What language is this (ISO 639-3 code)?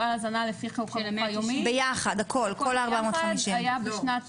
heb